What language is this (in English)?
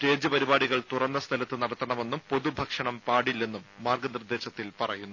Malayalam